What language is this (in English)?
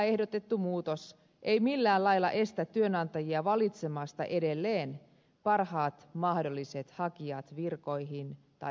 Finnish